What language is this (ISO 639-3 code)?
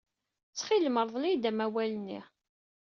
kab